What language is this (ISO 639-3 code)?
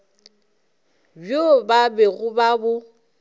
nso